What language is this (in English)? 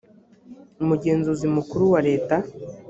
Kinyarwanda